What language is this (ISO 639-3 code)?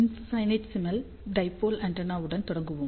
tam